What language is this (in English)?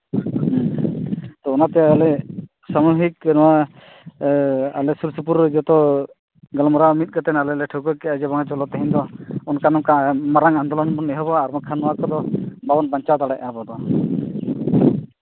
Santali